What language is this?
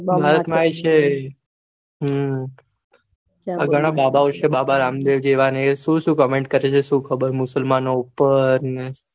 Gujarati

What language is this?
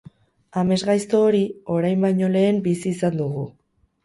Basque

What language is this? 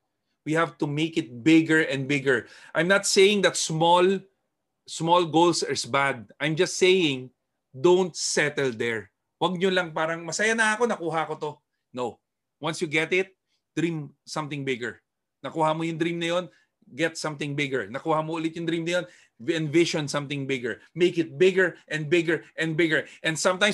Filipino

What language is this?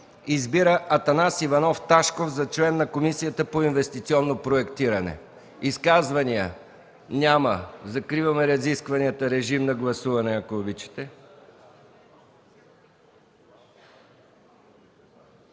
Bulgarian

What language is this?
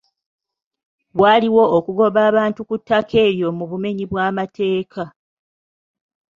Ganda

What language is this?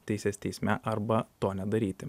Lithuanian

